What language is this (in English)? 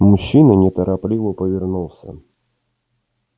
Russian